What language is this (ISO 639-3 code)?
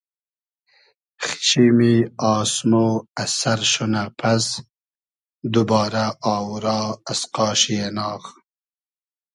haz